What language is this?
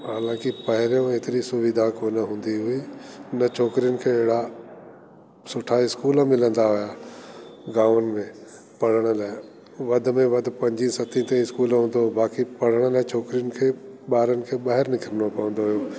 Sindhi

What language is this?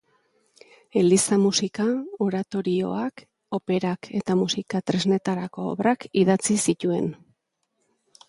Basque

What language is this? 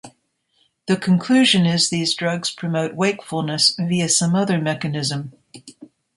English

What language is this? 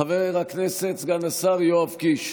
Hebrew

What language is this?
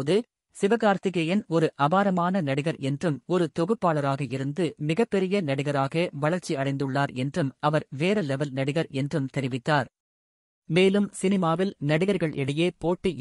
Tamil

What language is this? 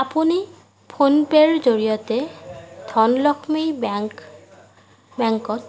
Assamese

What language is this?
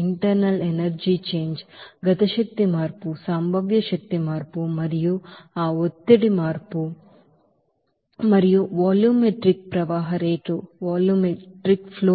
Telugu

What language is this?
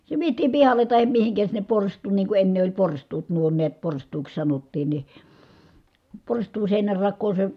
Finnish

